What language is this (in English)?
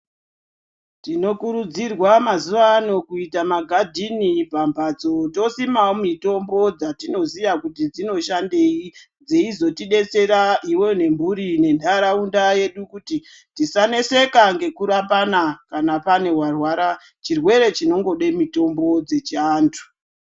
Ndau